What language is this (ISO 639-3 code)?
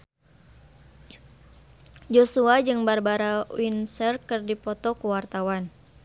sun